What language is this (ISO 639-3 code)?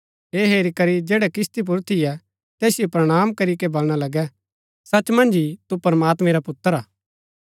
gbk